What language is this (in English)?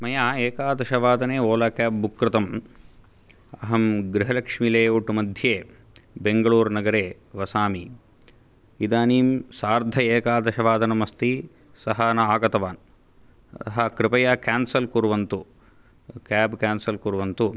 Sanskrit